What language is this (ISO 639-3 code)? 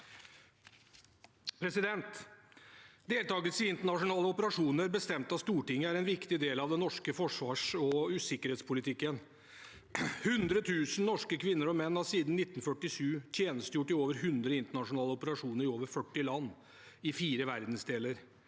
nor